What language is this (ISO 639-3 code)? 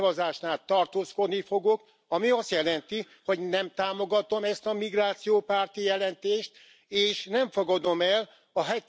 hun